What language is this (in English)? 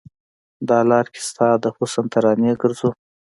Pashto